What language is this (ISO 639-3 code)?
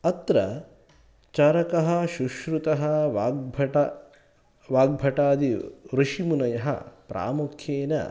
san